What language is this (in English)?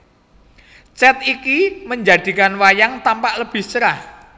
Javanese